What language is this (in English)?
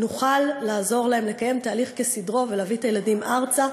Hebrew